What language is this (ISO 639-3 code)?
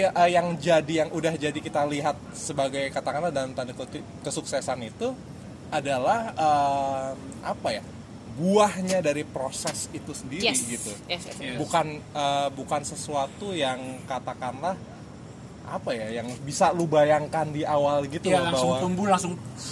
ind